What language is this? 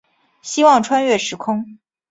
Chinese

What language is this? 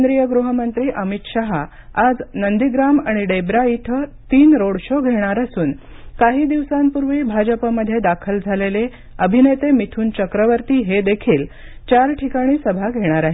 Marathi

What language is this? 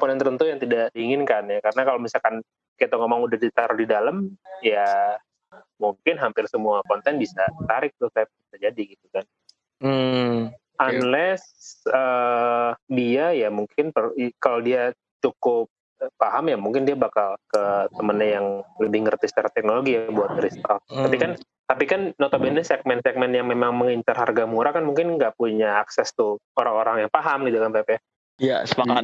Indonesian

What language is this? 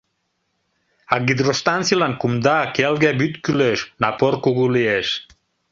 Mari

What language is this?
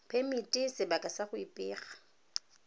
Tswana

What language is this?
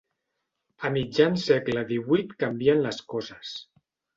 Catalan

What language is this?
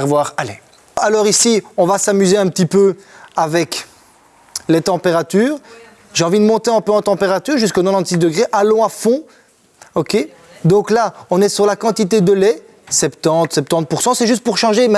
French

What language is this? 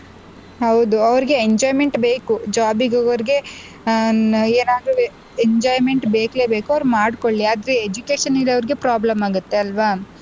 Kannada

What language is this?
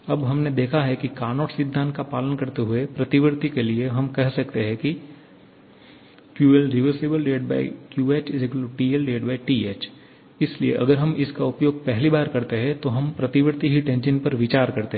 Hindi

